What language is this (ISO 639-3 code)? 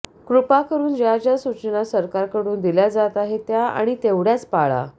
mar